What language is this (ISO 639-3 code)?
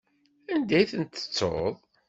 kab